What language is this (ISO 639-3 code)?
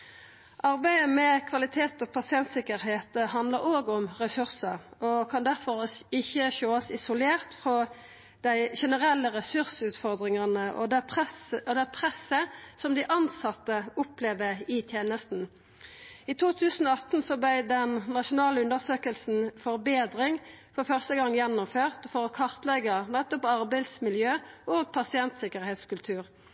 nno